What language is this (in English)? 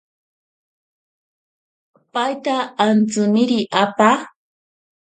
Ashéninka Perené